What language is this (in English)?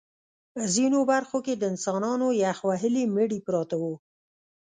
Pashto